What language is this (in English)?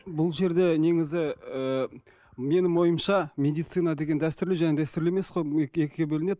Kazakh